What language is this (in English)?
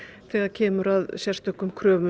Icelandic